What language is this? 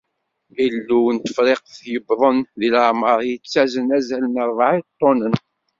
Kabyle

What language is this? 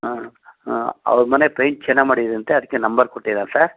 Kannada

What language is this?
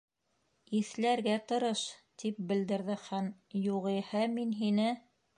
Bashkir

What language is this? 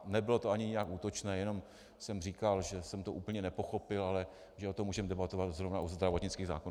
Czech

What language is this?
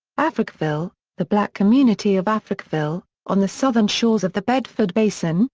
English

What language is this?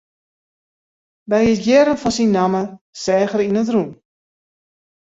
Western Frisian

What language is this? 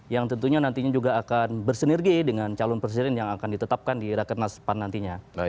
Indonesian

